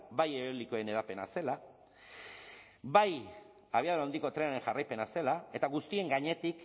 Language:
Basque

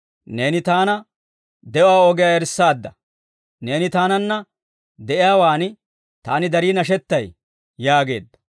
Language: Dawro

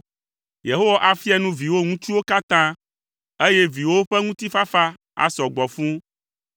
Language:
Ewe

